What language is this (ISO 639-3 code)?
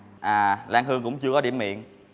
vie